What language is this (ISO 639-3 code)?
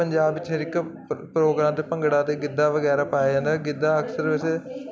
pan